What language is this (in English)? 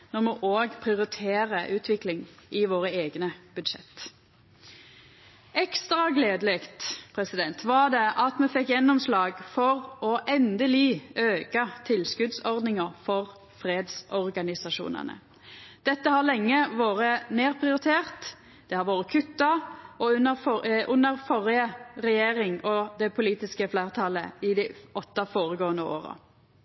Norwegian Nynorsk